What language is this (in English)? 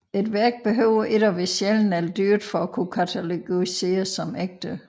Danish